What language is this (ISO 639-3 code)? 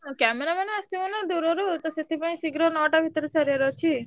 ori